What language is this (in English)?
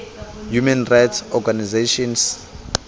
Southern Sotho